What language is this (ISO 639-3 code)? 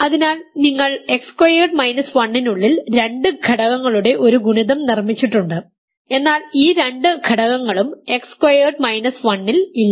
mal